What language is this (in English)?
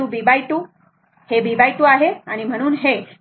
Marathi